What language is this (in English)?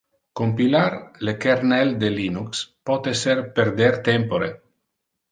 Interlingua